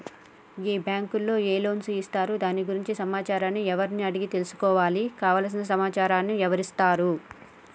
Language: Telugu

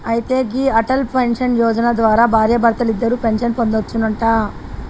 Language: Telugu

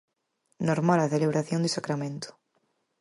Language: Galician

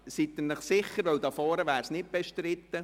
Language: Swiss German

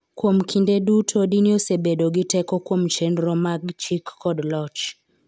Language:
Luo (Kenya and Tanzania)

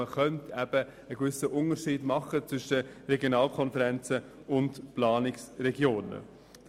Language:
Swiss German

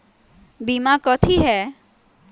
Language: Magahi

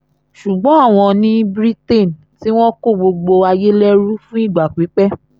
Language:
Yoruba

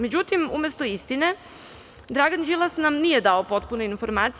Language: Serbian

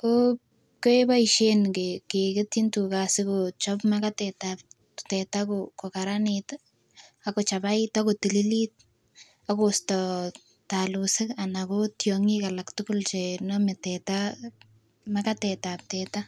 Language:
Kalenjin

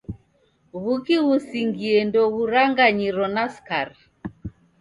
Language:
Taita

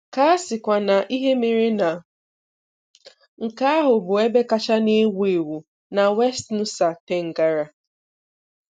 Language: Igbo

